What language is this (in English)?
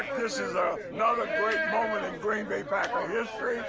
English